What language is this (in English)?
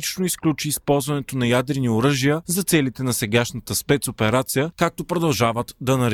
Bulgarian